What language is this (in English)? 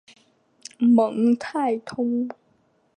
Chinese